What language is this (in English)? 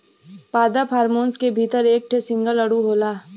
Bhojpuri